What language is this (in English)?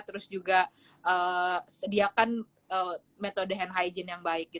Indonesian